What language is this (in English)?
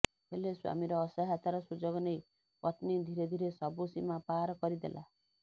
Odia